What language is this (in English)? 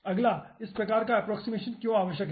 Hindi